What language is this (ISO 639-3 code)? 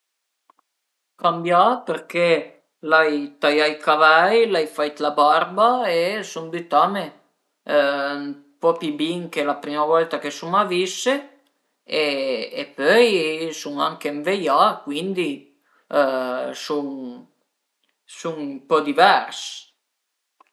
pms